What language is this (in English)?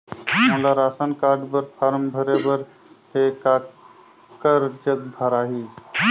Chhattisgarhi